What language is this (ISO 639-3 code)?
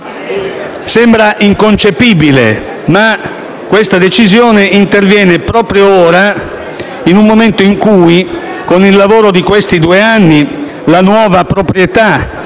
ita